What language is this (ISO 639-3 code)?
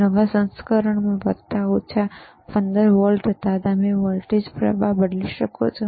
guj